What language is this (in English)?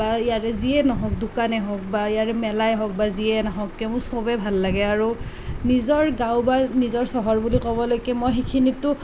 Assamese